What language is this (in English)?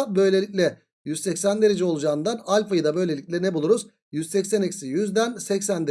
Turkish